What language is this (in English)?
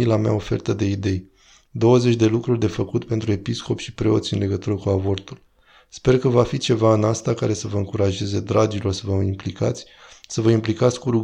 Romanian